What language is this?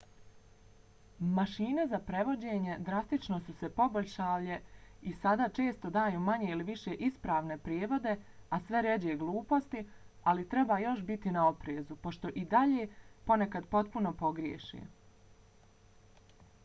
Bosnian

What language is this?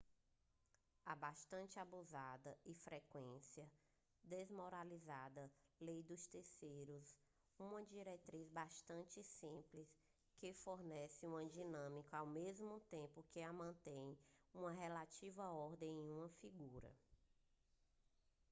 Portuguese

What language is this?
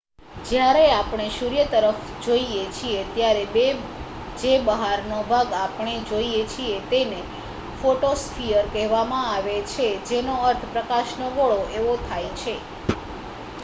Gujarati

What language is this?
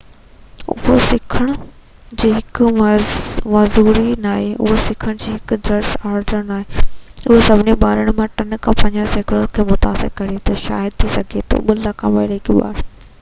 Sindhi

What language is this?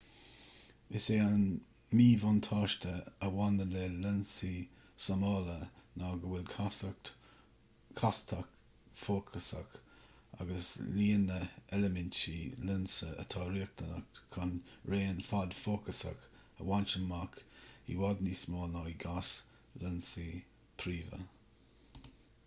Irish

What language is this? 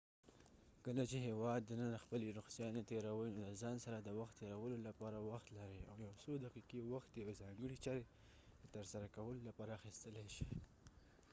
Pashto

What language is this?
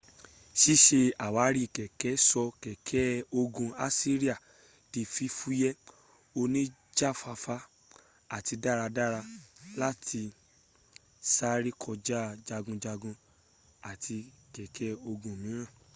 Yoruba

